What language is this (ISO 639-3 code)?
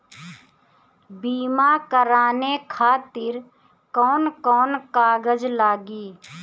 bho